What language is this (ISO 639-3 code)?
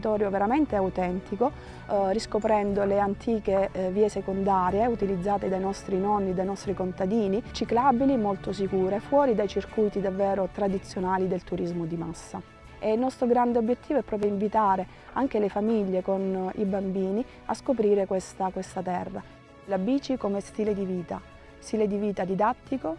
ita